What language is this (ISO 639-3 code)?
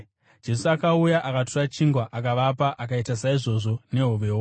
sna